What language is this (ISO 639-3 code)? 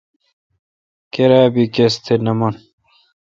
xka